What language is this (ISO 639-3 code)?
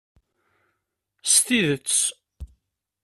kab